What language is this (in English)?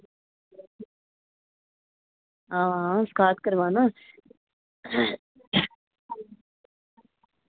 Dogri